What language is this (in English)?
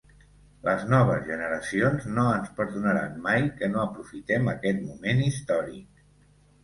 Catalan